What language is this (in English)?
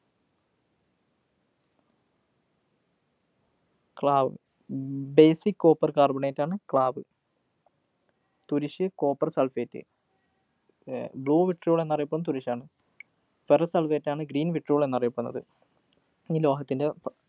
Malayalam